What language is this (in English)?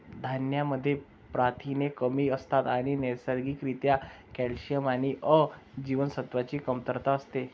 Marathi